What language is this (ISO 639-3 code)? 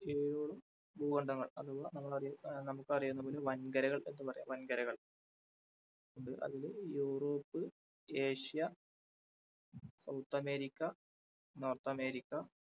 mal